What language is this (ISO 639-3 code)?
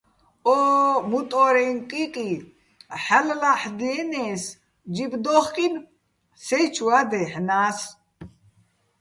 bbl